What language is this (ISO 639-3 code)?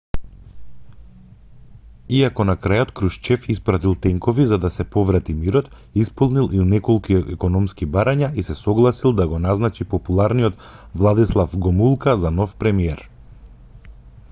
mkd